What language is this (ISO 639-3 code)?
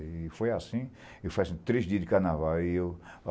por